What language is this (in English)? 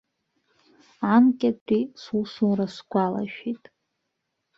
Abkhazian